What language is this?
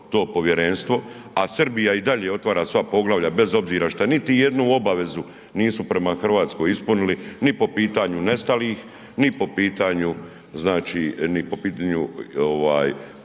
Croatian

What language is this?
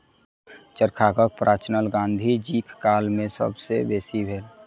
Maithili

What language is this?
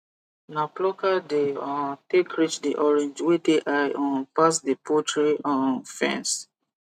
Nigerian Pidgin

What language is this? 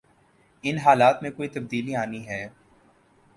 Urdu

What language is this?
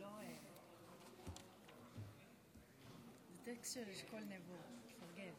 Hebrew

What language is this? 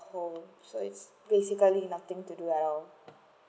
English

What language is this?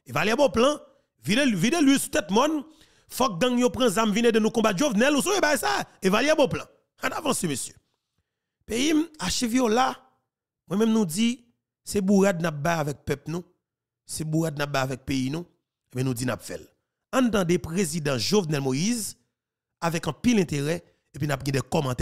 French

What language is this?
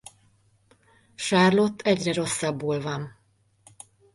Hungarian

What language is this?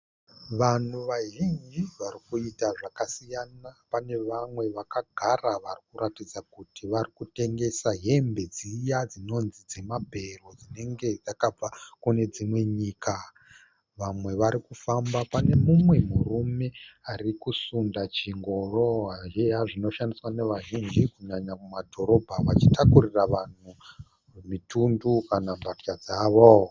Shona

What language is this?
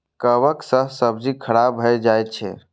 Maithili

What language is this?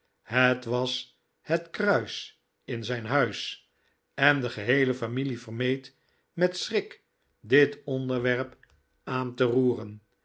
Dutch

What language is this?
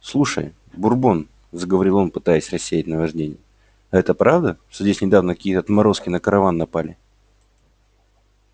Russian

